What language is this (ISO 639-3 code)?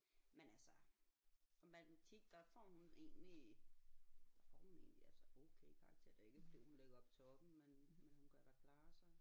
dan